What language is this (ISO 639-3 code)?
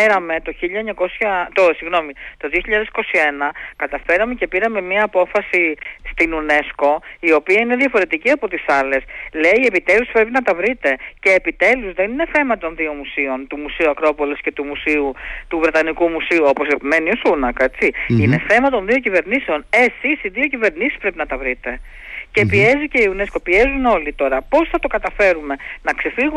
ell